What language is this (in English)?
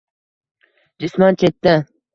Uzbek